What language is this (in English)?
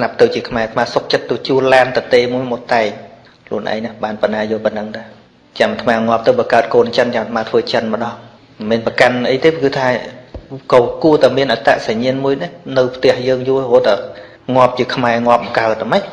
Vietnamese